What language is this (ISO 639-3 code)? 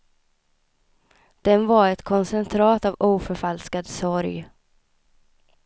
swe